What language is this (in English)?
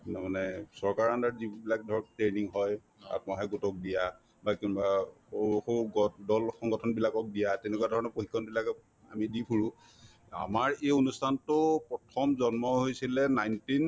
Assamese